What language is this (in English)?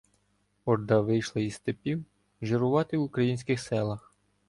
Ukrainian